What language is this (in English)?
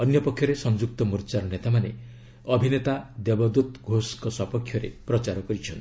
Odia